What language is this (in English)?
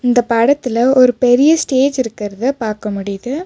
Tamil